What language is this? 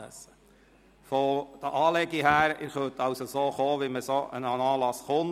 Swiss German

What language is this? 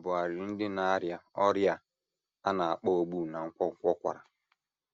Igbo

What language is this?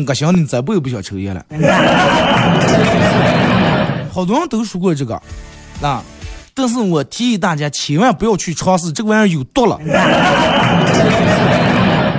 Chinese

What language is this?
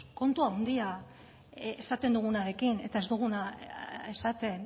Basque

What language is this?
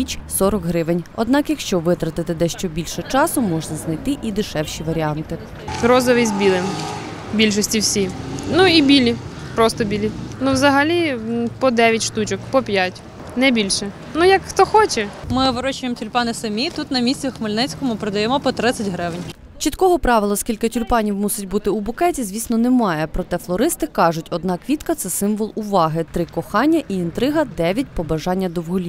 Ukrainian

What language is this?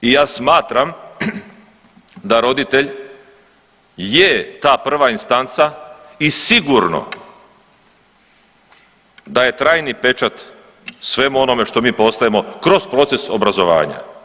Croatian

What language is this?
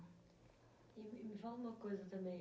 Portuguese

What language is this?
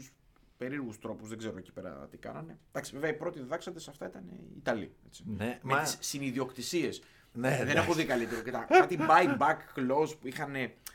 Greek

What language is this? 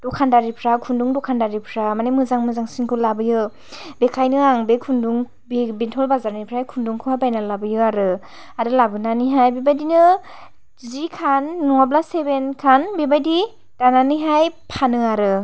Bodo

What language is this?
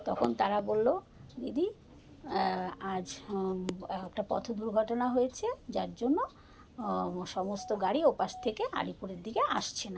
Bangla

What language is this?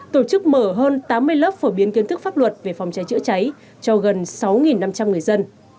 Vietnamese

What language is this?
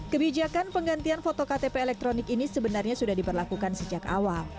Indonesian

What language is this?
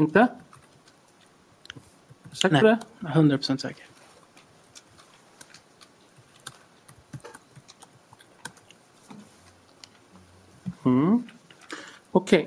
Swedish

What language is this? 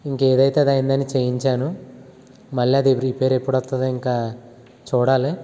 Telugu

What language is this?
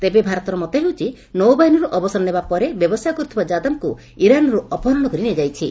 Odia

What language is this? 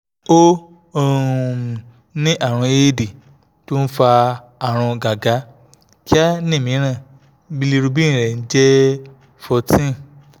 Yoruba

